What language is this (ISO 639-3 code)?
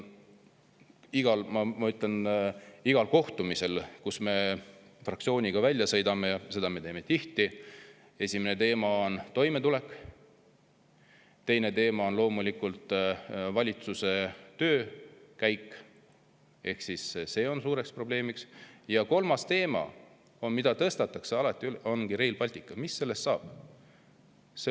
est